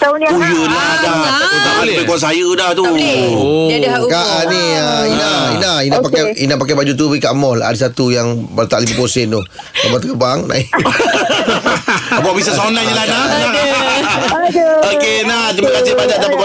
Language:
Malay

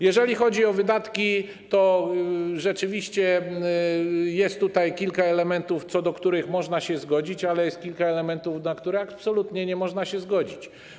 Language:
Polish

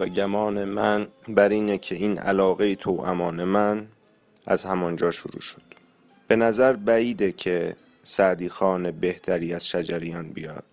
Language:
Persian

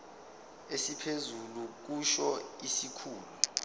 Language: Zulu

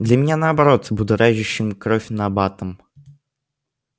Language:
Russian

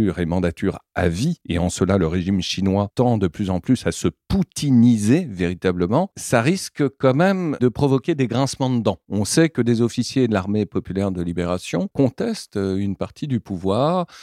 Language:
French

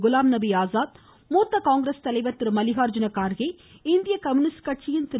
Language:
Tamil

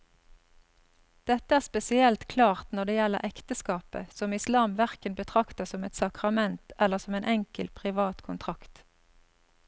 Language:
Norwegian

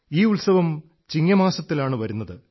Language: Malayalam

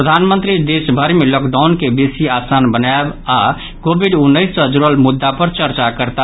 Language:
Maithili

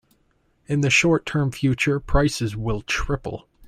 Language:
English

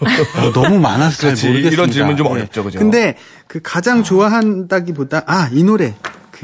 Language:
Korean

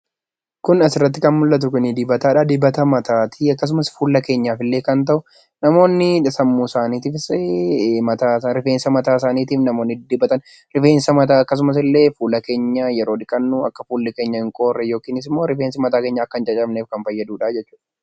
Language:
Oromo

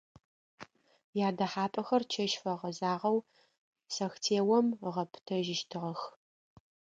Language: Adyghe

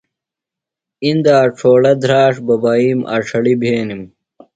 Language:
Phalura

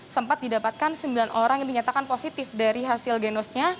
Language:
Indonesian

